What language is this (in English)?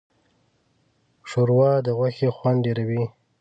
Pashto